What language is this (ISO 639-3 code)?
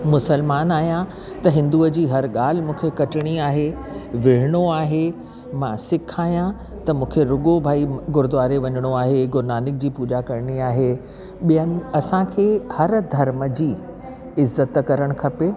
snd